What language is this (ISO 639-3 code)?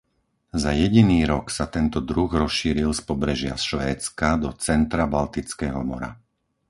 slk